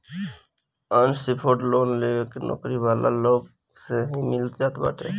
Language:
Bhojpuri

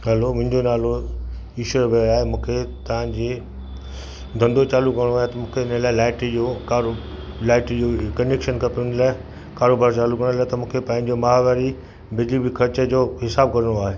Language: Sindhi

